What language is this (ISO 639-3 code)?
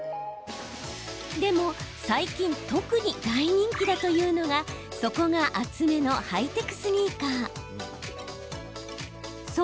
jpn